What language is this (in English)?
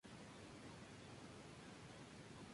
Spanish